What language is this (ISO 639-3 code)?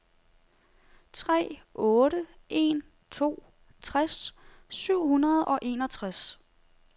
dan